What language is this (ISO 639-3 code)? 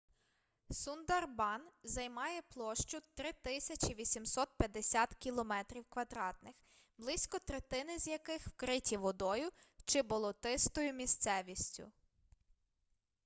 ukr